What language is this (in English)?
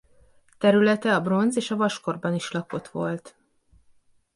Hungarian